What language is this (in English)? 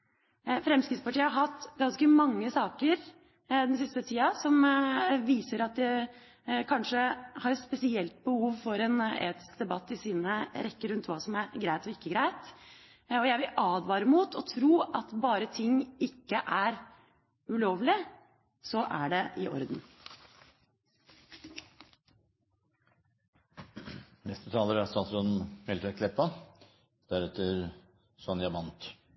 Norwegian